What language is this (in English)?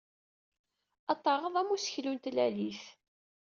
Kabyle